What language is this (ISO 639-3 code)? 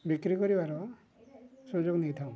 ori